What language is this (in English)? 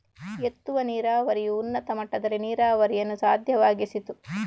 Kannada